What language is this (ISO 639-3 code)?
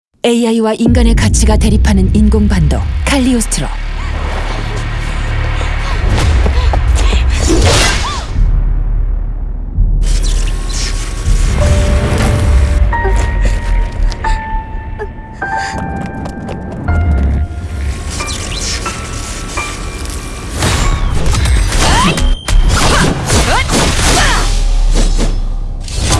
kor